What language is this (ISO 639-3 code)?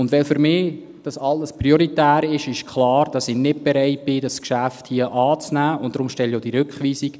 gsw